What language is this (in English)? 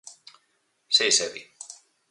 Galician